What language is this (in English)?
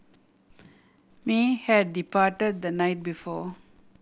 English